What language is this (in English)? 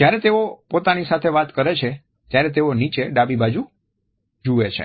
Gujarati